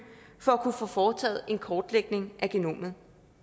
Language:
Danish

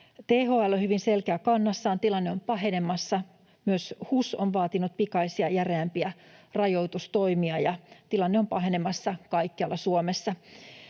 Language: Finnish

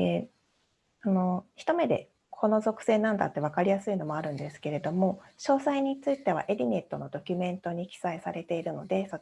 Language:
Japanese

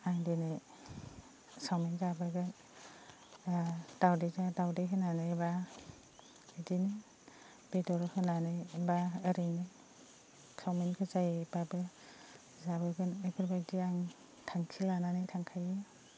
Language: Bodo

